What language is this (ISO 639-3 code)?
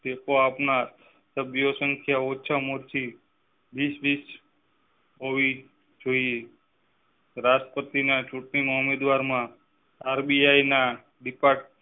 guj